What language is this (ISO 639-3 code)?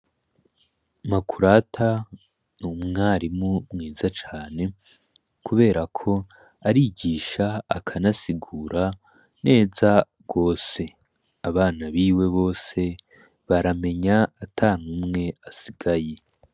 run